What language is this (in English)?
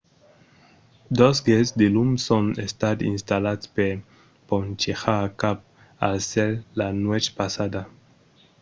Occitan